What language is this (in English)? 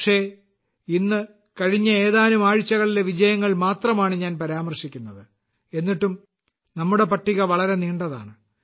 Malayalam